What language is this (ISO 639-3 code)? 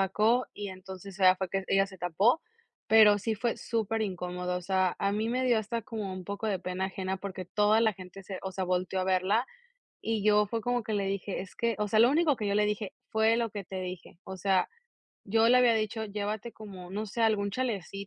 spa